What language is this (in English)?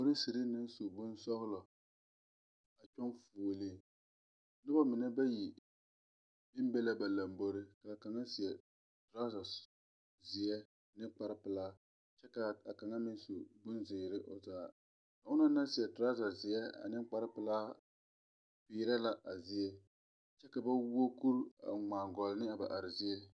Southern Dagaare